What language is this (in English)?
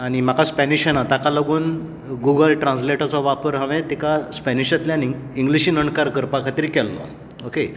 Konkani